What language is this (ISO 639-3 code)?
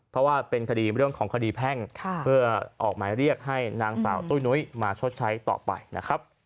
tha